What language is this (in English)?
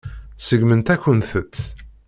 Kabyle